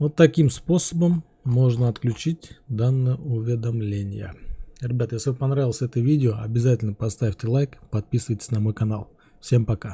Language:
Russian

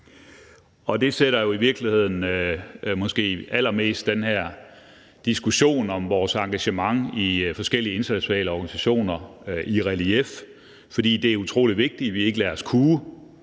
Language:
Danish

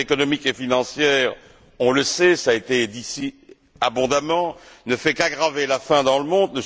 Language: French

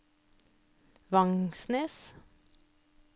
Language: Norwegian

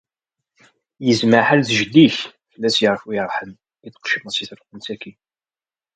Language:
Kabyle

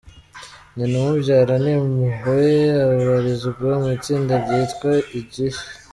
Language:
Kinyarwanda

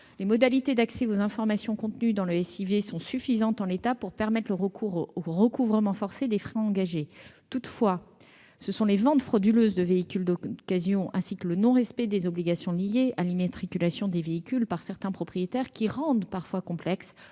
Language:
French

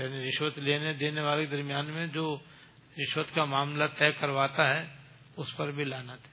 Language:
Urdu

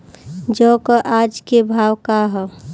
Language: Bhojpuri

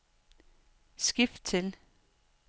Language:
Danish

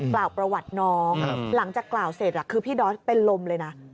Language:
Thai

